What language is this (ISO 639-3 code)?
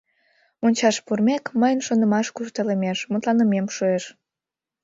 chm